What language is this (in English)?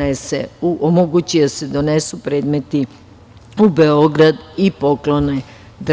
Serbian